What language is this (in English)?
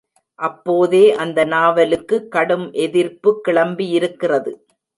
Tamil